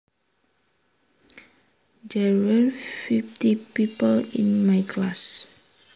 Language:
Javanese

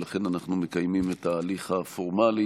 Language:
Hebrew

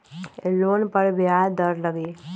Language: Magahi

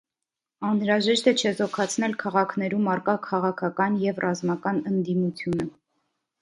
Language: Armenian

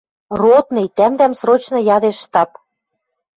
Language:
Western Mari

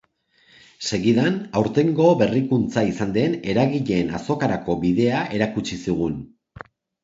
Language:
Basque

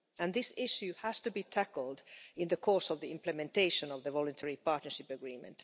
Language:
English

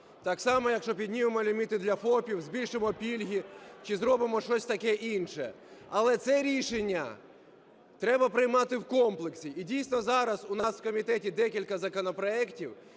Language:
Ukrainian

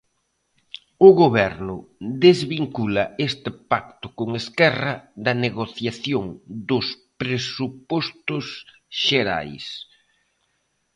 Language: Galician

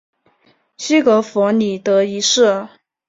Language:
Chinese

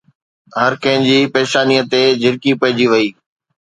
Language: Sindhi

